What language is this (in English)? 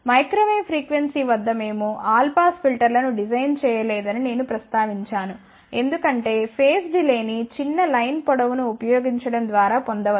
Telugu